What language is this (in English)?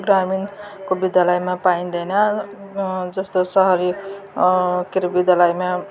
Nepali